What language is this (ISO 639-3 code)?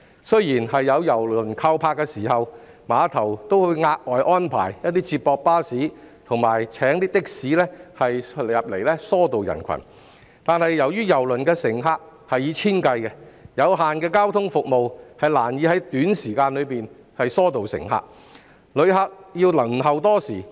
yue